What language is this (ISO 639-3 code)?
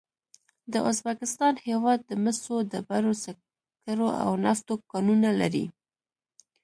pus